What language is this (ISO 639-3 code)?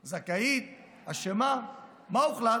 heb